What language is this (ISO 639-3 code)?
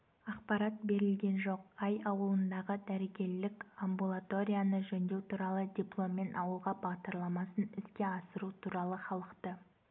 kaz